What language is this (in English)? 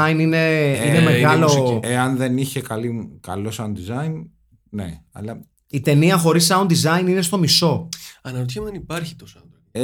Greek